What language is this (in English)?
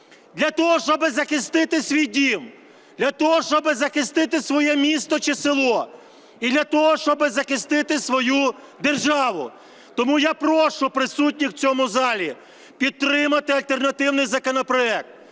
Ukrainian